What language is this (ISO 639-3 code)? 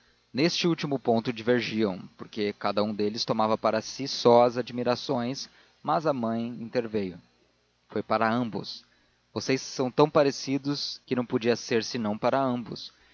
por